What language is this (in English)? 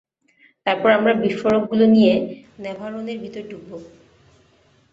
Bangla